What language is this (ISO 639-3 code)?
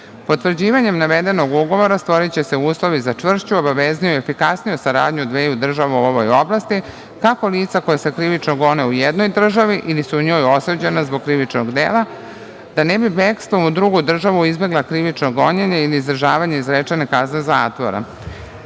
srp